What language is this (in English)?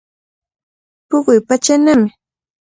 Cajatambo North Lima Quechua